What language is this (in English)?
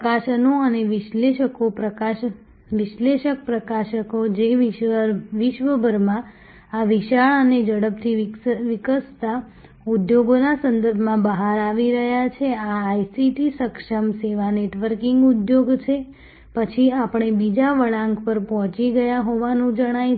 Gujarati